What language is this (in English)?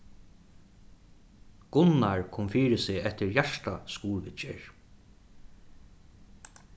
Faroese